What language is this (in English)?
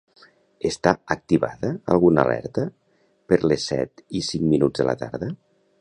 Catalan